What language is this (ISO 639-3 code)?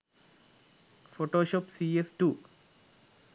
sin